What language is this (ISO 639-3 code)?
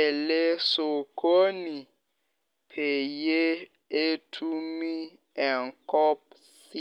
mas